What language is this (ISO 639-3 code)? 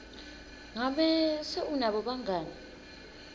ssw